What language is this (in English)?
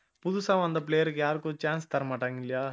Tamil